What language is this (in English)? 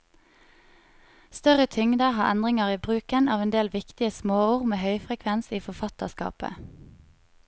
Norwegian